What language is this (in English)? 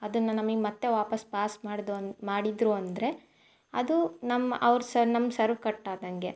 Kannada